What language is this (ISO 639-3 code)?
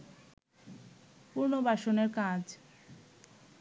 ben